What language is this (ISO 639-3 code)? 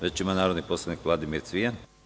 srp